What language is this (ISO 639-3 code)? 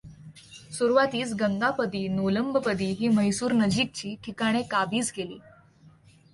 mar